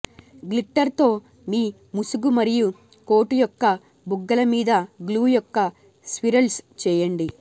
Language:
Telugu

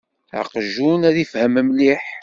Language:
Kabyle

